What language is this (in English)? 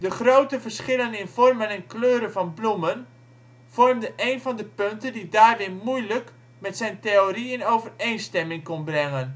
Dutch